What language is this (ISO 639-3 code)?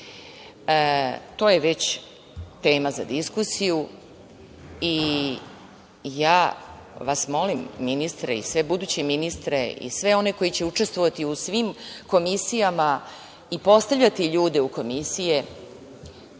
srp